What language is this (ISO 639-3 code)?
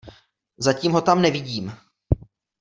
ces